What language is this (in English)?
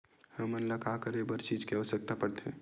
Chhattisgarhi